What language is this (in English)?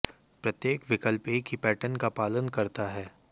Hindi